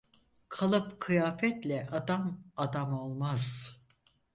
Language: Turkish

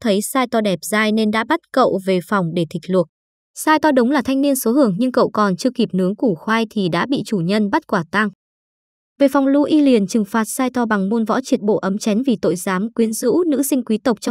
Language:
Vietnamese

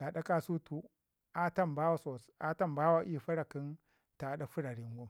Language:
Ngizim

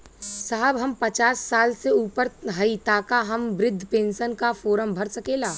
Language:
Bhojpuri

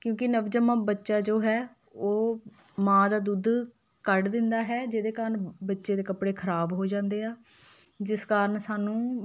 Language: Punjabi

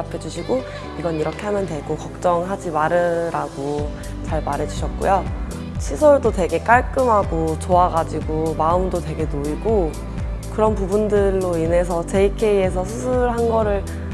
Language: Korean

